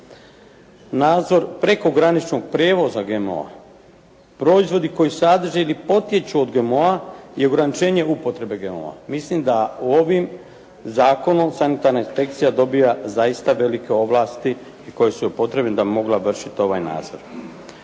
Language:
Croatian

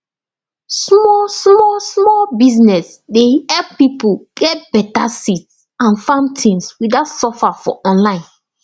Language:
Nigerian Pidgin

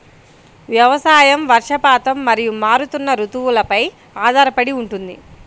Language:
Telugu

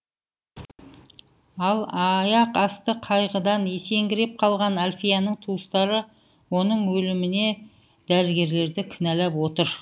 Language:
Kazakh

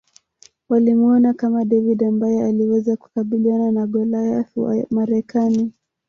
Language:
Swahili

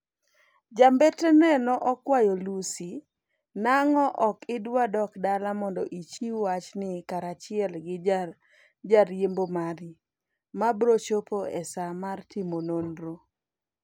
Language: Luo (Kenya and Tanzania)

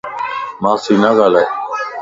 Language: Lasi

